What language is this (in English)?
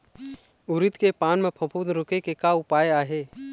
Chhattisgarhi